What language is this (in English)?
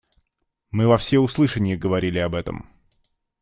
Russian